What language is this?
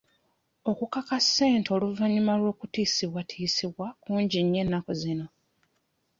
Ganda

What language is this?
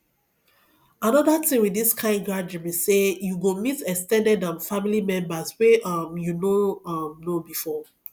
Nigerian Pidgin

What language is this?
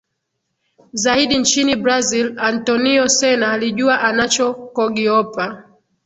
Swahili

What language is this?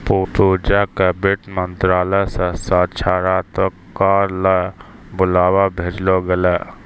Maithili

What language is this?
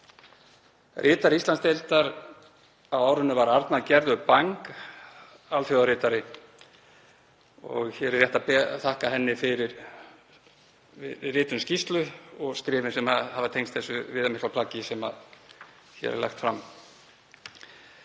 Icelandic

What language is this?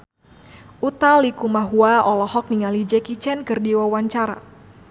Sundanese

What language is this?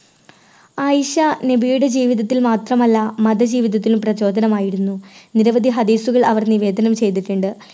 Malayalam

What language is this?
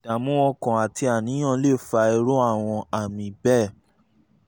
Yoruba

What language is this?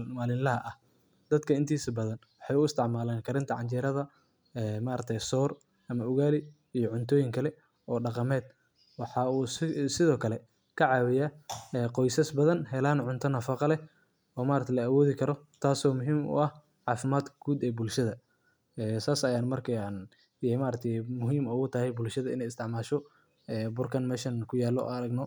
Somali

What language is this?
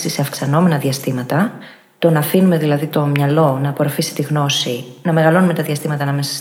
Greek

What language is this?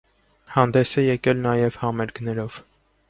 Armenian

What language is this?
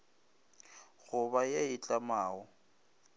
Northern Sotho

